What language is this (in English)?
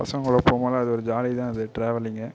Tamil